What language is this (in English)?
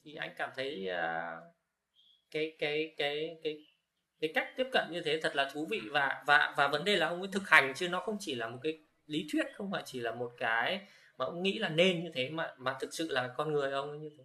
Vietnamese